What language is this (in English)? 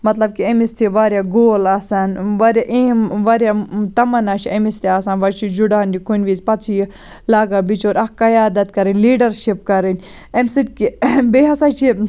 Kashmiri